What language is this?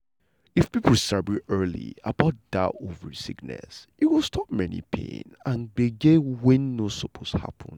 Nigerian Pidgin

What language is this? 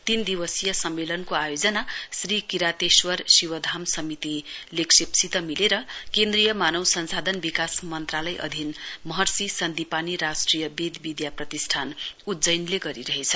Nepali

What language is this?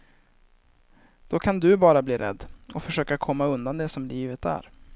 Swedish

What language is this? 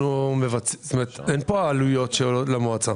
Hebrew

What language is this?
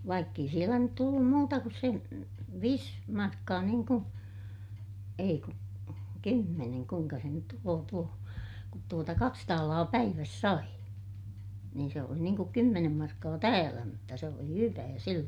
Finnish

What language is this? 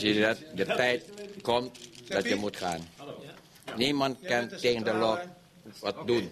Dutch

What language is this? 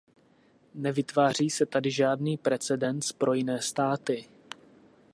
Czech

